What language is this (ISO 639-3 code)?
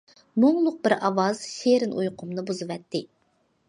uig